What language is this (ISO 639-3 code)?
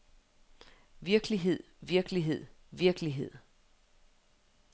dan